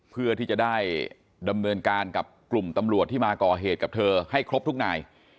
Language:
Thai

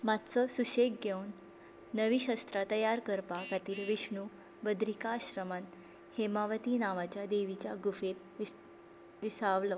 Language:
Konkani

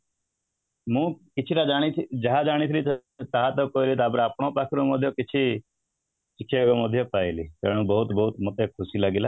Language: Odia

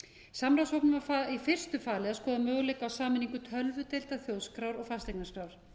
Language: Icelandic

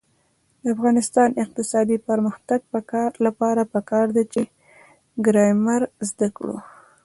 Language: Pashto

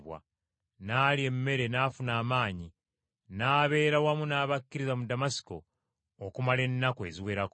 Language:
Ganda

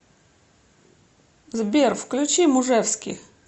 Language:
Russian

